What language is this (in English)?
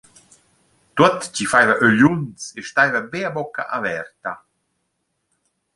Romansh